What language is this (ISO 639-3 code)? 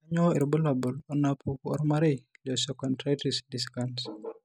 mas